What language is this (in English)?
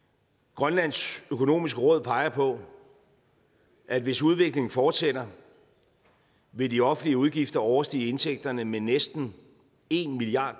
Danish